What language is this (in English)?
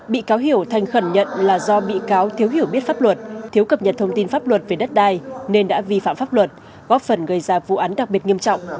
Vietnamese